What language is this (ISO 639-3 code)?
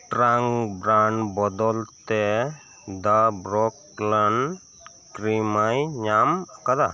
sat